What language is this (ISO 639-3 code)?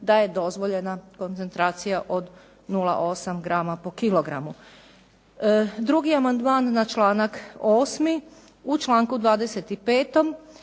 hrv